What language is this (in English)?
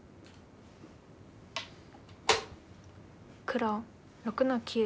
Japanese